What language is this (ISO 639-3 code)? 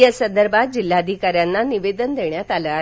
mar